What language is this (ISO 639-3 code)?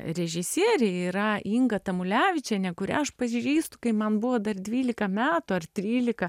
lit